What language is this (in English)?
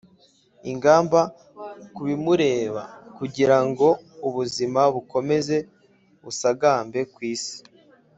Kinyarwanda